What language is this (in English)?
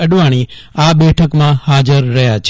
Gujarati